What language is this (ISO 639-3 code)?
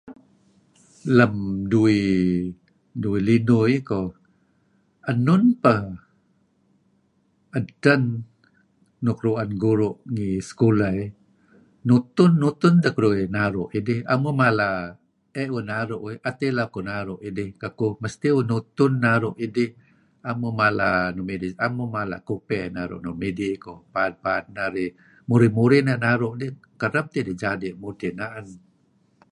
kzi